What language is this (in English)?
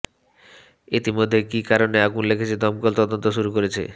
Bangla